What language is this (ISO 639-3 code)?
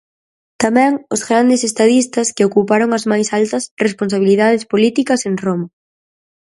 glg